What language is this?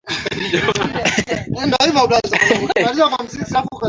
Swahili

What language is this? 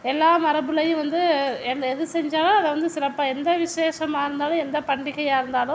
Tamil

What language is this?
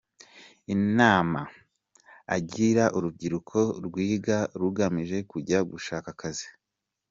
Kinyarwanda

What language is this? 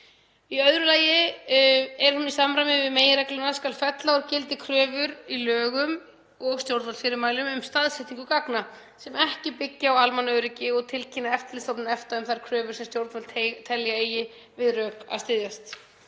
Icelandic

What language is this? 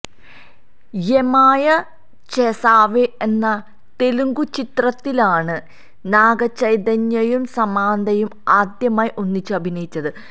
Malayalam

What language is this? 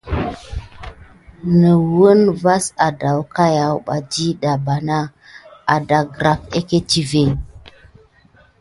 Gidar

